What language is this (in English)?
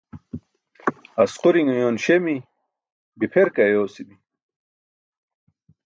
Burushaski